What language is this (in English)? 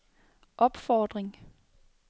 Danish